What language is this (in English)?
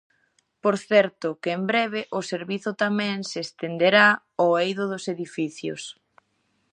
Galician